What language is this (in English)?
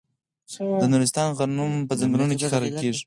Pashto